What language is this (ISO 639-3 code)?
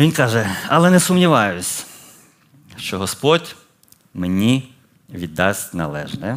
ukr